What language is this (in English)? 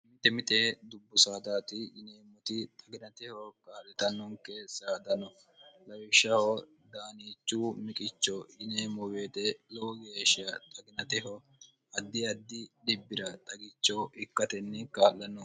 Sidamo